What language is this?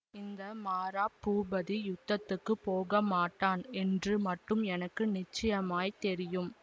Tamil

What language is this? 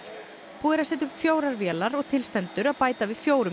Icelandic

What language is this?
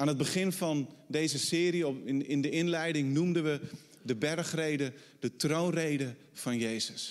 Dutch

